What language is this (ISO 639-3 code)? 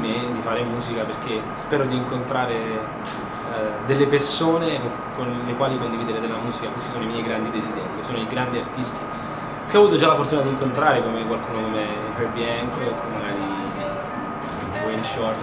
ita